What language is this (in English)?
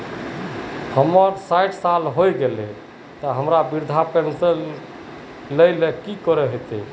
Magahi